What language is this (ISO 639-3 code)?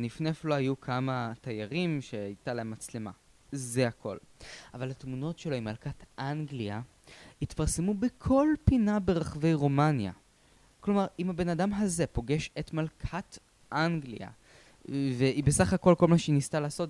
heb